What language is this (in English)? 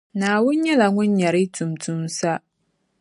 Dagbani